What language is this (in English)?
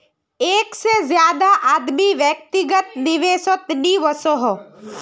Magahi